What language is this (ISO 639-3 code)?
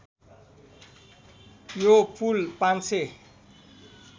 nep